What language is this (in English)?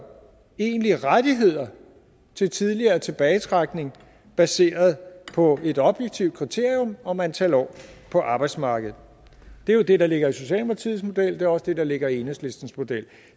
Danish